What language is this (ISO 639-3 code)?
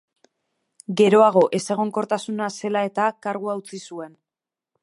eus